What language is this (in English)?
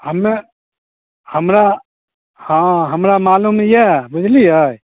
Maithili